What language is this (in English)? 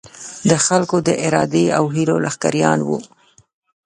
Pashto